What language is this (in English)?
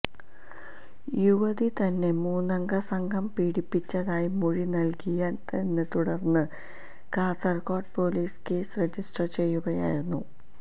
Malayalam